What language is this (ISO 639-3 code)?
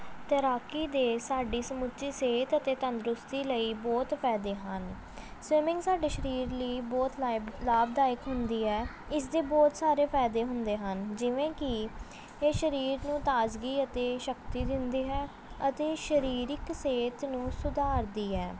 pan